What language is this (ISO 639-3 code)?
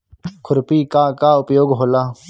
bho